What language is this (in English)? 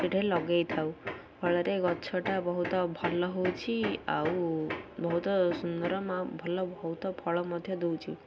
Odia